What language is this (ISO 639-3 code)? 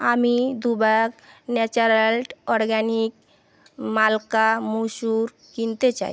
ben